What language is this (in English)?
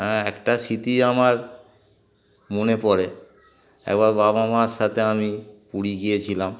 Bangla